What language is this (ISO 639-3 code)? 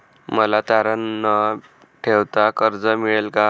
mar